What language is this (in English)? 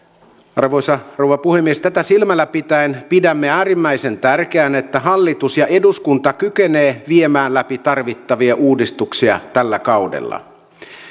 Finnish